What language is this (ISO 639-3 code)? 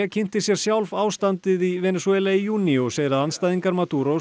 isl